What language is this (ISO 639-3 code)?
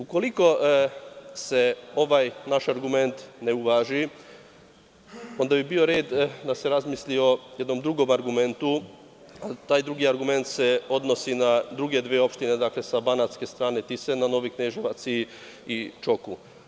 srp